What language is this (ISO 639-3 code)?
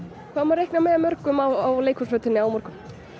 isl